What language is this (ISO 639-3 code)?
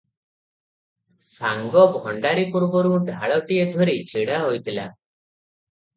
ori